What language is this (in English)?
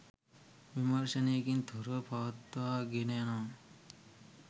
Sinhala